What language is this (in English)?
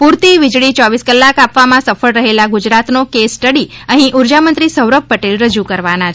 Gujarati